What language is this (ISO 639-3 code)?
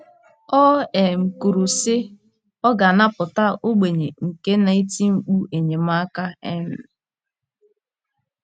ibo